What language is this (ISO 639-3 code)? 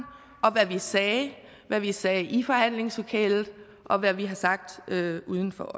dan